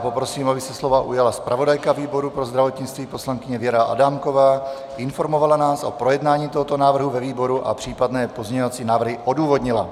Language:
Czech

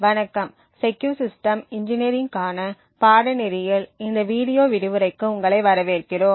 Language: Tamil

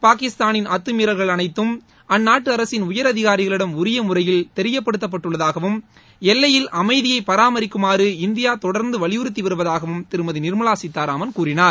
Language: Tamil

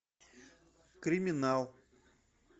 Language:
Russian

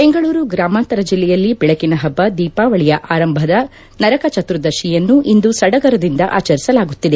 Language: Kannada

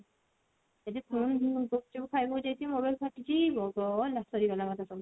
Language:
Odia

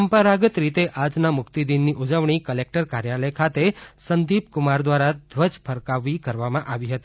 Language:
Gujarati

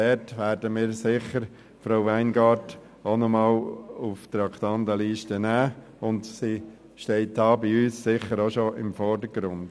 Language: Swiss German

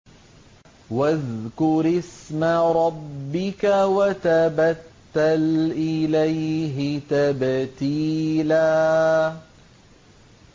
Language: Arabic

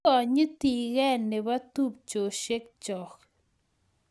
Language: Kalenjin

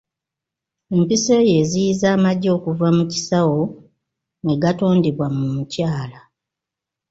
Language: Ganda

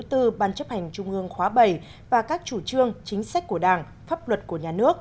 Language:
Vietnamese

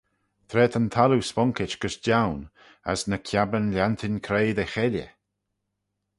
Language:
Manx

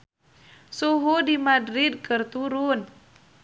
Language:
Sundanese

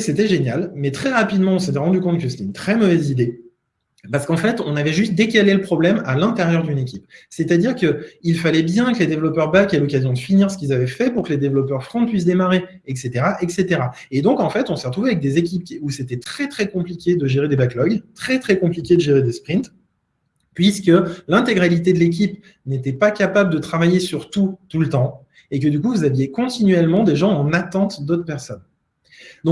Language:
French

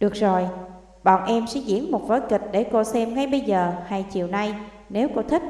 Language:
Vietnamese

